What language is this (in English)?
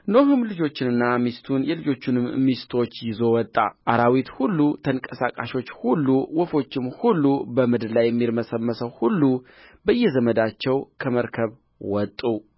Amharic